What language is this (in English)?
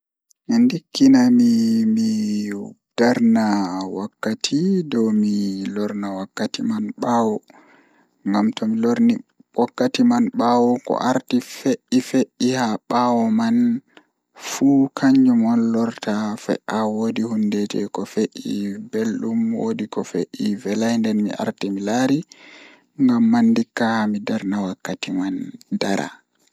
Fula